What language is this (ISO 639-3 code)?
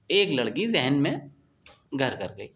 urd